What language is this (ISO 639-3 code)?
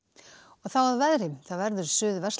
isl